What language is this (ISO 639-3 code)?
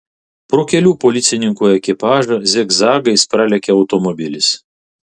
lit